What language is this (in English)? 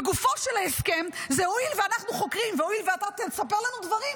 Hebrew